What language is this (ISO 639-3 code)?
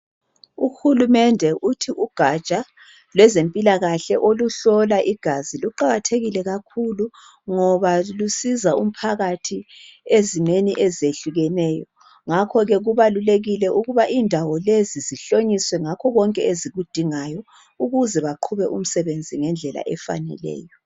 nde